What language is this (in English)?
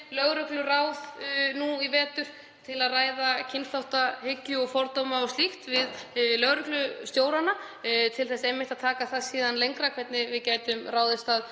Icelandic